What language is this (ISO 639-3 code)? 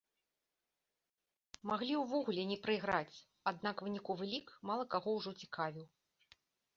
bel